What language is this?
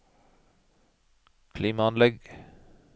Norwegian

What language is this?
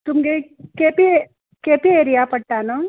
Konkani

